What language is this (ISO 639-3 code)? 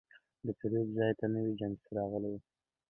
pus